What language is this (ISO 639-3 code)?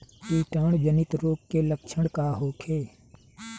bho